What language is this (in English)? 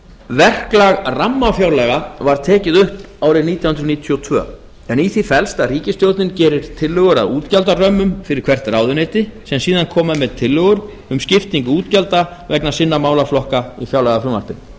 Icelandic